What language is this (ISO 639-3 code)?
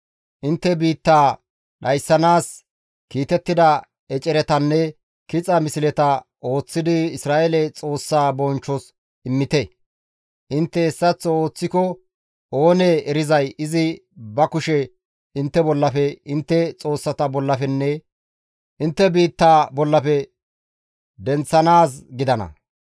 gmv